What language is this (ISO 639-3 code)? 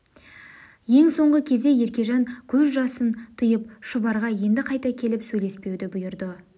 kaz